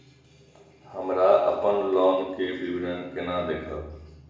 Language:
Maithili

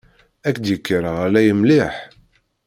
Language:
Kabyle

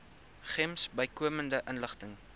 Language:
Afrikaans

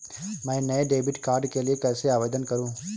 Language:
Hindi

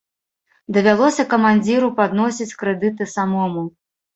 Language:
Belarusian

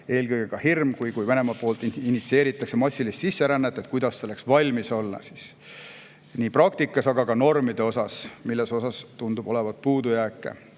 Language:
Estonian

